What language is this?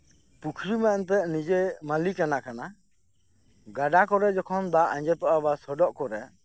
Santali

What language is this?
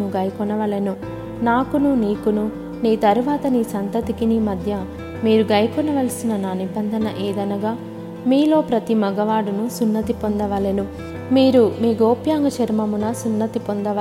Telugu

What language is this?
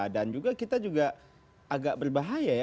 Indonesian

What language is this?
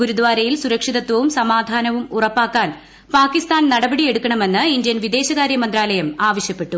Malayalam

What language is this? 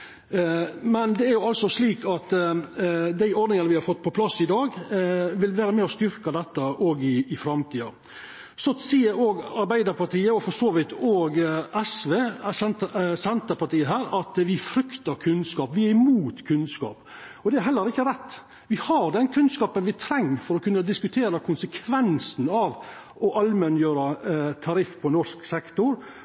Norwegian Nynorsk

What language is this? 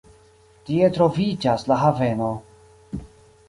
Esperanto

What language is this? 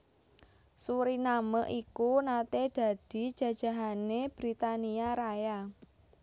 Javanese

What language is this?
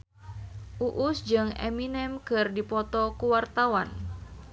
Sundanese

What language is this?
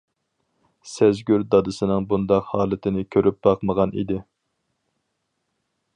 Uyghur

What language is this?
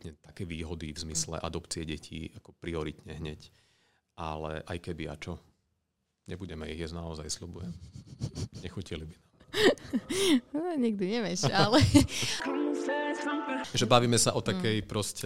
Slovak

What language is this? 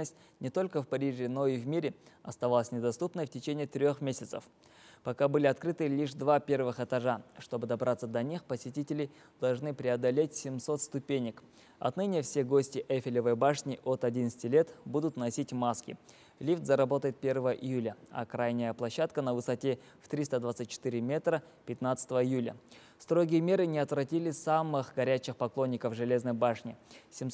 Russian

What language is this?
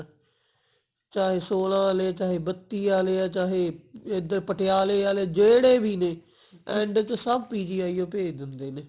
Punjabi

